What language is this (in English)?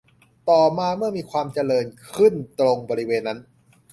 Thai